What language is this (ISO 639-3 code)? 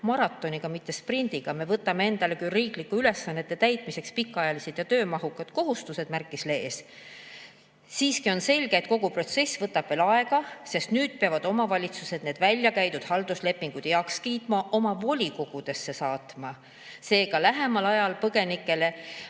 est